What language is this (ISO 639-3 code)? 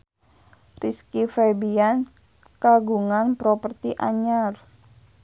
sun